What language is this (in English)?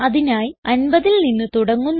Malayalam